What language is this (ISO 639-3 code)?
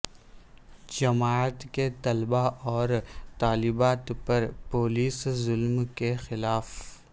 urd